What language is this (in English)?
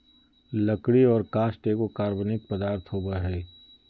Magahi